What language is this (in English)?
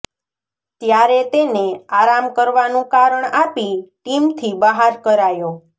Gujarati